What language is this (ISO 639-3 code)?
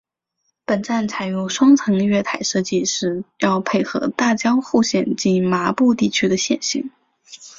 zho